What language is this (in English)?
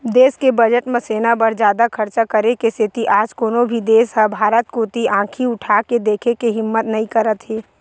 Chhattisgarhi